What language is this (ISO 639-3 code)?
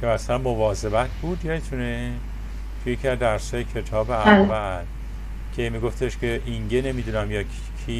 fas